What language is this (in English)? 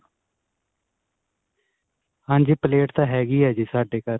Punjabi